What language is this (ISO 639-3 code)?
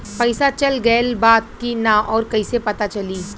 bho